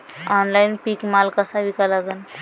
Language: Marathi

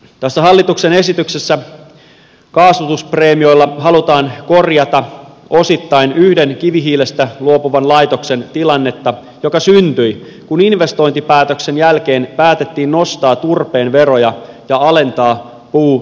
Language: Finnish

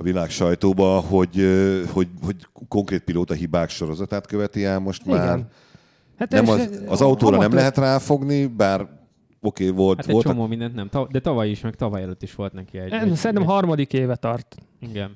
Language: Hungarian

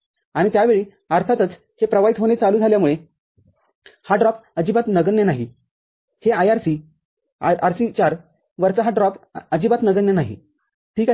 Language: Marathi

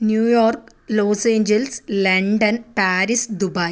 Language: Malayalam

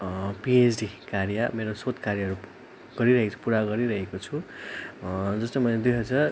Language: Nepali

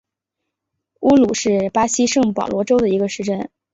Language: Chinese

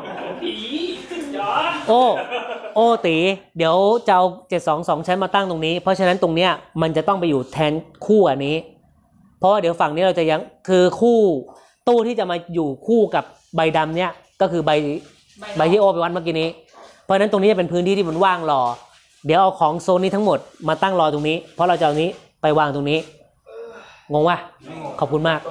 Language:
Thai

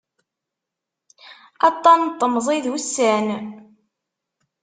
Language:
Kabyle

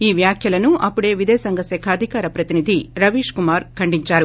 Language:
Telugu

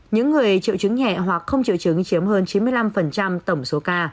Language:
Vietnamese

